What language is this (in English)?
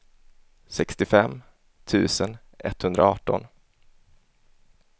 Swedish